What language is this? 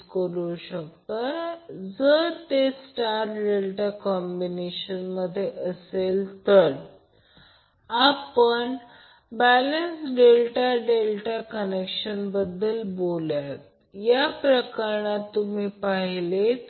Marathi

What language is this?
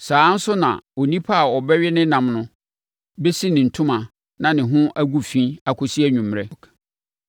Akan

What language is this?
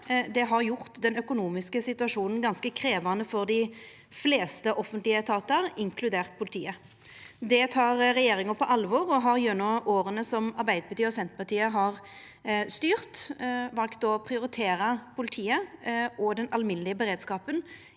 Norwegian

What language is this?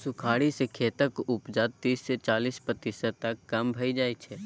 Maithili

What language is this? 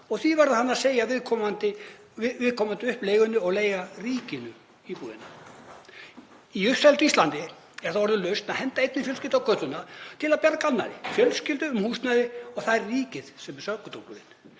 Icelandic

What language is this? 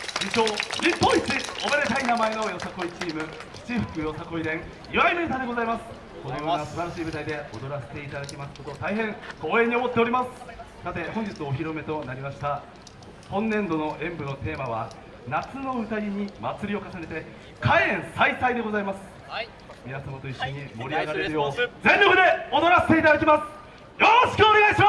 Japanese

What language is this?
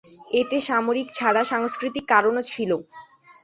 Bangla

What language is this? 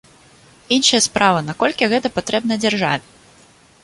Belarusian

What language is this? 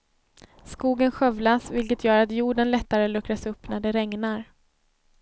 Swedish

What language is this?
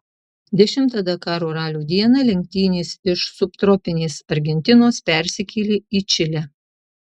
Lithuanian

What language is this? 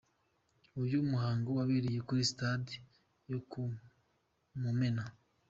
Kinyarwanda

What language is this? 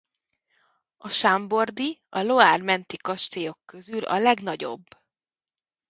Hungarian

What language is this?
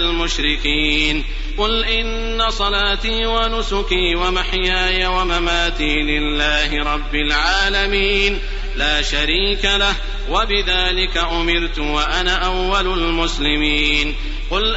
Arabic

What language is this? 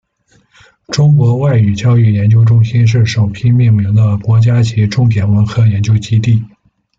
Chinese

